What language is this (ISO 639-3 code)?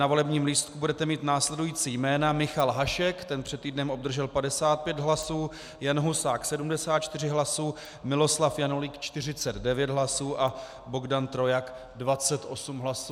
ces